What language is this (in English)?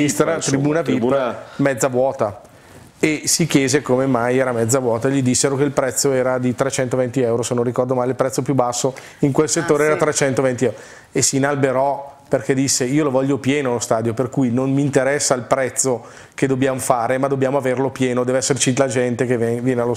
Italian